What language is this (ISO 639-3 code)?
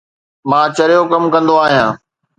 snd